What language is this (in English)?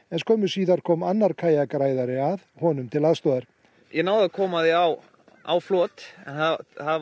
Icelandic